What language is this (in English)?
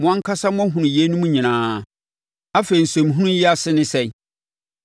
Akan